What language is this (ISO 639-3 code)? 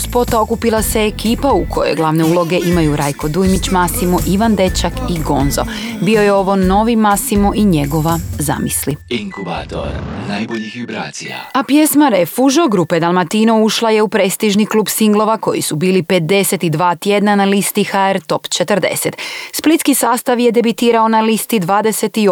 hrv